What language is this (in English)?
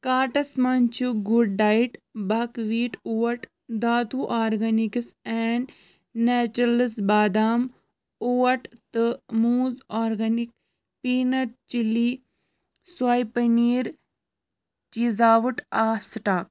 Kashmiri